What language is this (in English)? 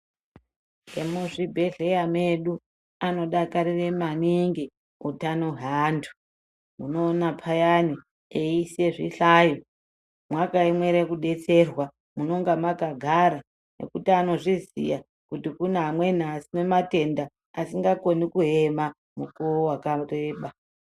Ndau